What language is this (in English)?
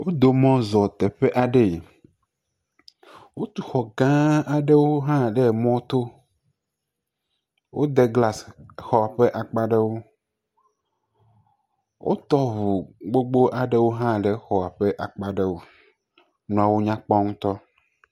Ewe